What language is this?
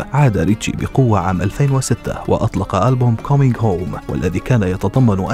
Arabic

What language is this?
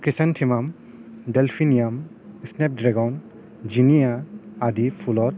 Assamese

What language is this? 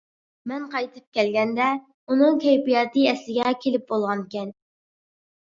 Uyghur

